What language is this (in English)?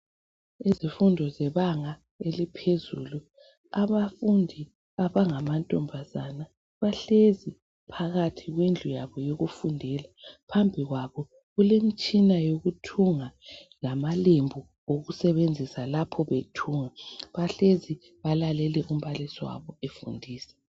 North Ndebele